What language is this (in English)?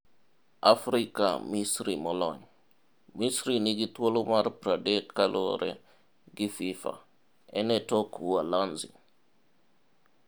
Luo (Kenya and Tanzania)